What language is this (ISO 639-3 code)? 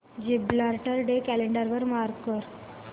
mar